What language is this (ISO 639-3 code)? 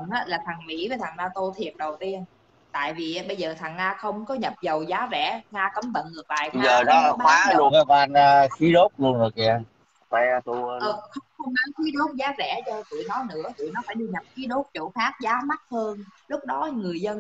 vie